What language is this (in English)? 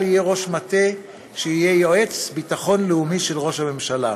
Hebrew